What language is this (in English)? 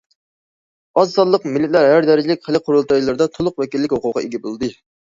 Uyghur